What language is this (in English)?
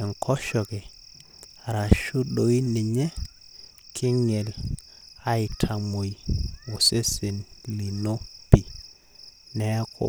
Masai